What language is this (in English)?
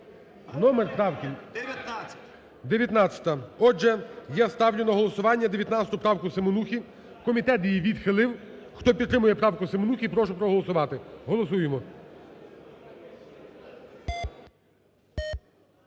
Ukrainian